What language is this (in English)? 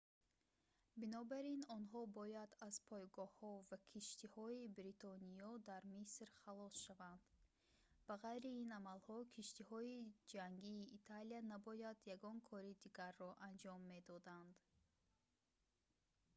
Tajik